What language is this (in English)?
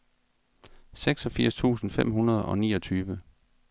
Danish